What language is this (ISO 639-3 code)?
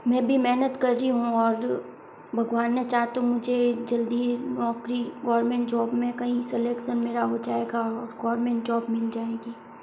hin